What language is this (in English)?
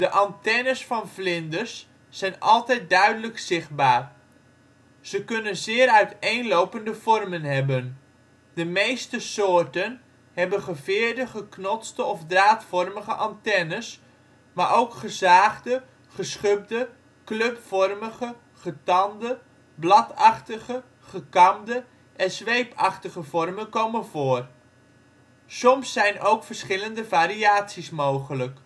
Dutch